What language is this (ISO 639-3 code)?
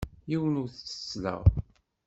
kab